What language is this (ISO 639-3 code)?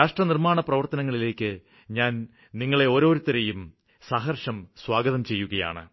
mal